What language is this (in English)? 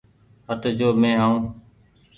Goaria